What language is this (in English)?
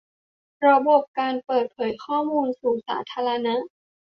Thai